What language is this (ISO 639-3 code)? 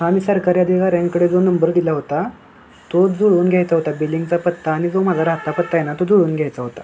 mar